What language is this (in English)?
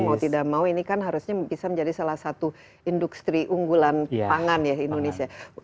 Indonesian